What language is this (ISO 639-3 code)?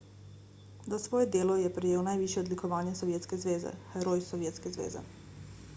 slv